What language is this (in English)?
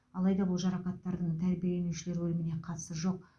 Kazakh